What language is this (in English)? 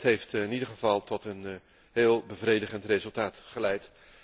Dutch